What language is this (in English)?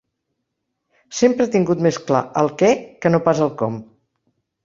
Catalan